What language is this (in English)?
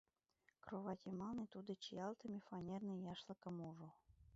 Mari